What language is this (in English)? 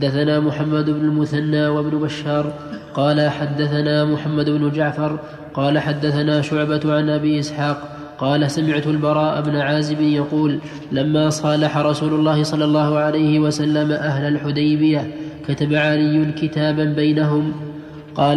Arabic